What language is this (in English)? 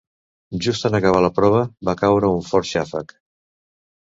Catalan